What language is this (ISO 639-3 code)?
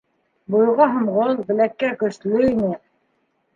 bak